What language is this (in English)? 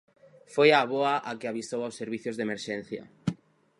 Galician